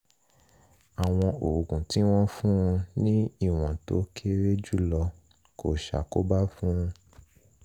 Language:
Yoruba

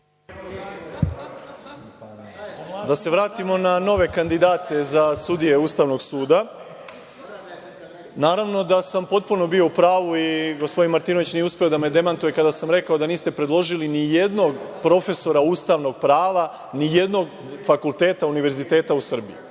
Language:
Serbian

